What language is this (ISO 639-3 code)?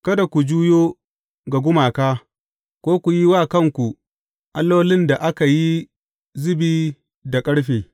hau